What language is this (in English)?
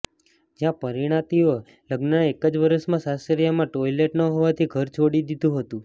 Gujarati